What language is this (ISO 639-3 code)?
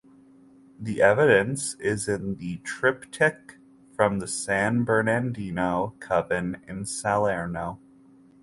eng